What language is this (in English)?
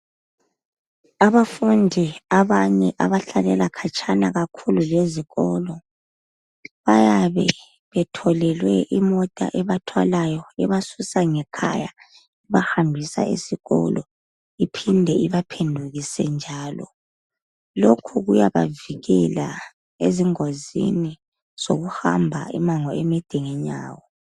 North Ndebele